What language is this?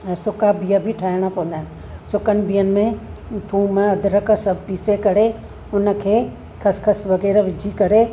Sindhi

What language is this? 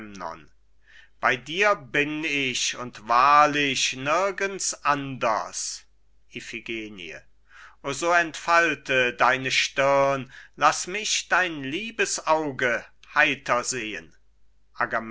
German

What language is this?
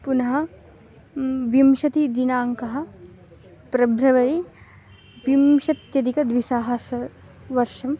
Sanskrit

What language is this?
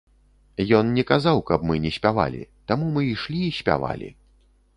Belarusian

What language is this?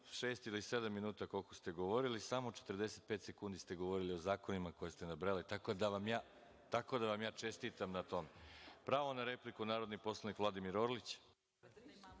Serbian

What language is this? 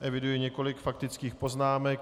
Czech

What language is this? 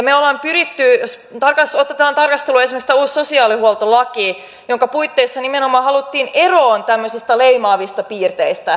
Finnish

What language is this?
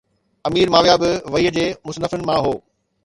Sindhi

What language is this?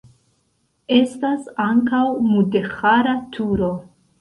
Esperanto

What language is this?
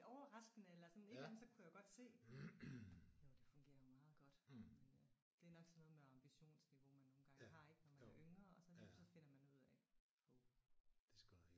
Danish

